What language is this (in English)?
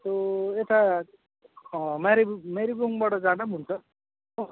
Nepali